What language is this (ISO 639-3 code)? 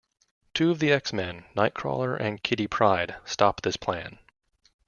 eng